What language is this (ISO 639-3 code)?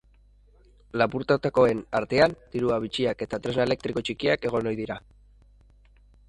eus